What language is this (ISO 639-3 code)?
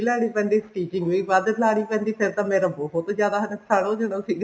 pan